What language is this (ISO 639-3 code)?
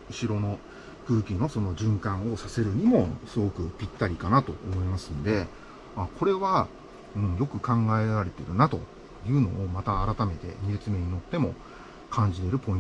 jpn